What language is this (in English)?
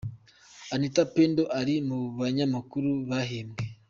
Kinyarwanda